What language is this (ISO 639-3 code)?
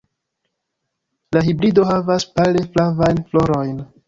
epo